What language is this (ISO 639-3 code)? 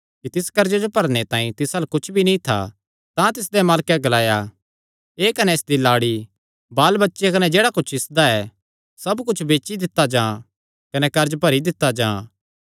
xnr